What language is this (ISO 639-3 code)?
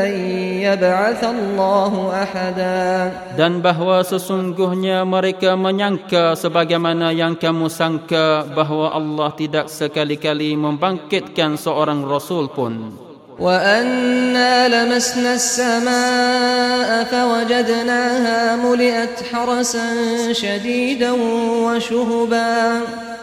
msa